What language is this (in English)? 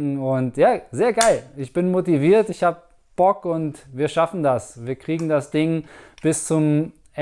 German